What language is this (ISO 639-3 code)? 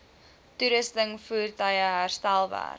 afr